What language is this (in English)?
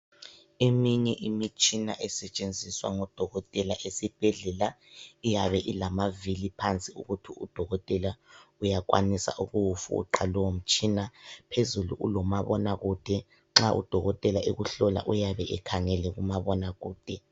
North Ndebele